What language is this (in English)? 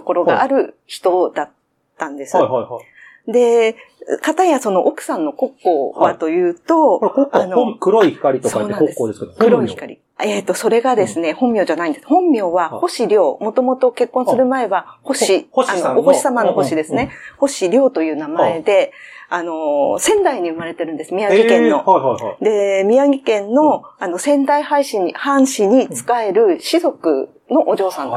Japanese